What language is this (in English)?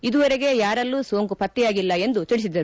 Kannada